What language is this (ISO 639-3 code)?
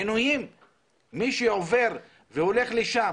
heb